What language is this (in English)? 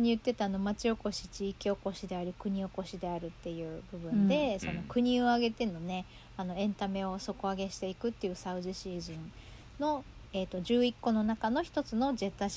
Japanese